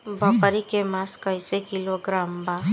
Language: Bhojpuri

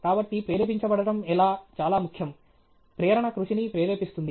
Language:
Telugu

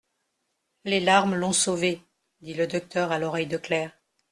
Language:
French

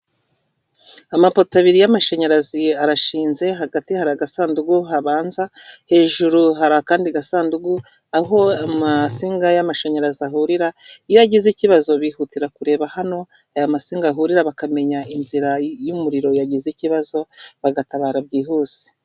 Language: Kinyarwanda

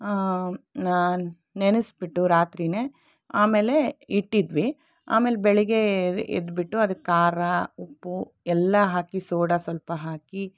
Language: Kannada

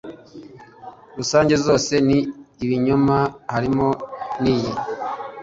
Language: Kinyarwanda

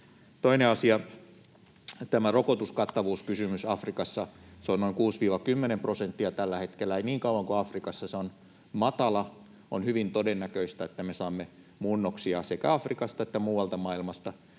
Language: Finnish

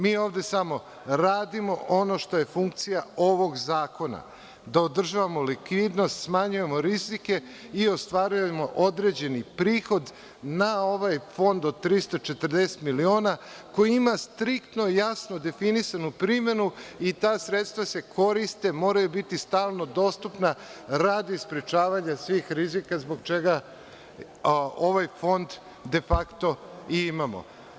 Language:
Serbian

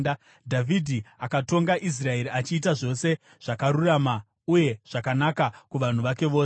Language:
Shona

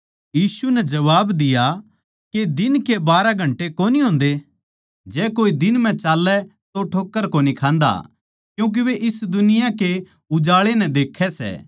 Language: Haryanvi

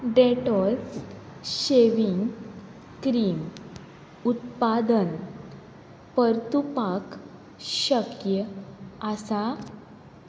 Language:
Konkani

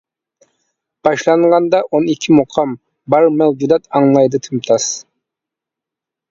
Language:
Uyghur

